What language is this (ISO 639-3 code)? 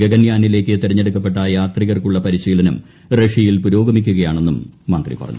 mal